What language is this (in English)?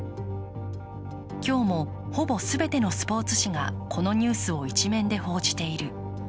Japanese